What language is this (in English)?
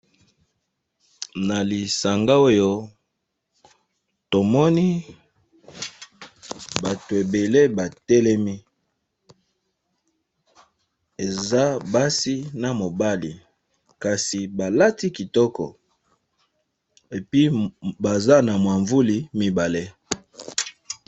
Lingala